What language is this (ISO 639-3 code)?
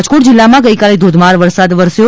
guj